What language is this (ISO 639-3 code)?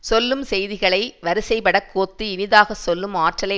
tam